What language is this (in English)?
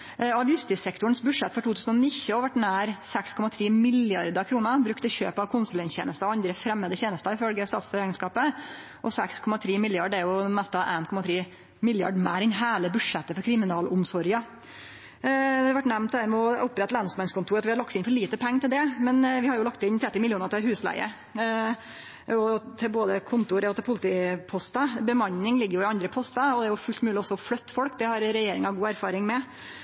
Norwegian Nynorsk